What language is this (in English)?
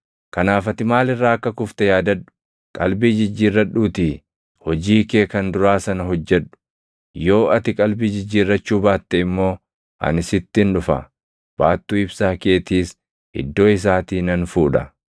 Oromo